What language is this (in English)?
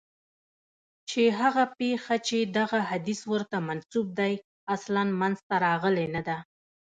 Pashto